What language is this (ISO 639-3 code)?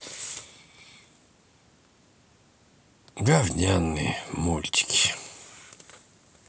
rus